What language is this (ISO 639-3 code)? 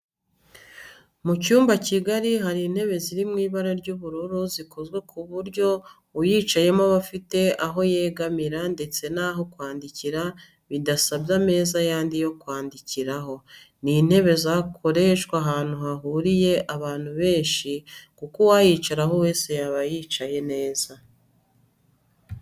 kin